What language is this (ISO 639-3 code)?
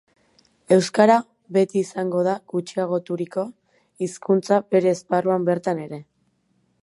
eus